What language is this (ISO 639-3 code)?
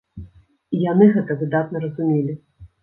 bel